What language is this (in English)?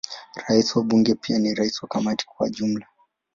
Swahili